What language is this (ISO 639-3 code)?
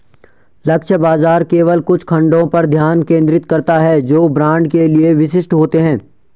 hin